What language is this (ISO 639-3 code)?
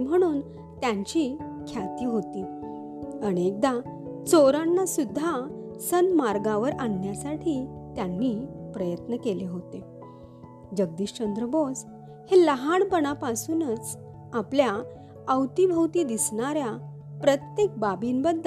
mar